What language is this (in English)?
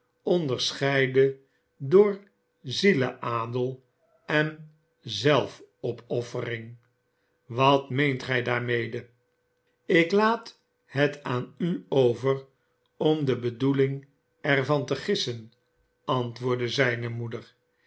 Dutch